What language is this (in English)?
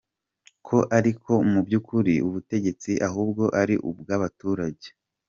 Kinyarwanda